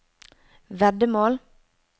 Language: Norwegian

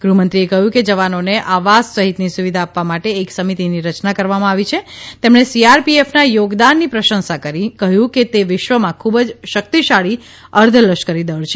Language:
Gujarati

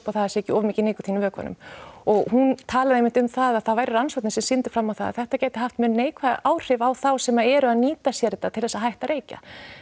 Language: Icelandic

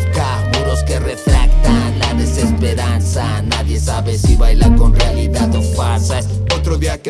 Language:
Spanish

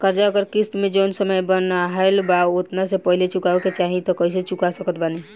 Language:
Bhojpuri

